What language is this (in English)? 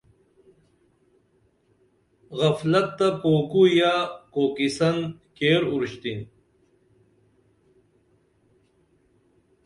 Dameli